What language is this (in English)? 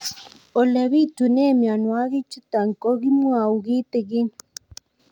Kalenjin